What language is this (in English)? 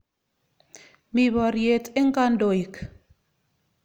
Kalenjin